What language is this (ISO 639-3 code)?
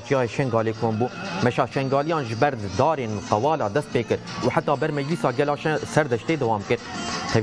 tur